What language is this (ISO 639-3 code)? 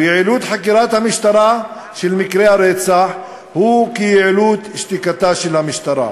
heb